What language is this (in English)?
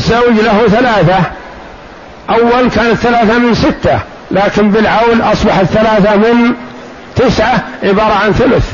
Arabic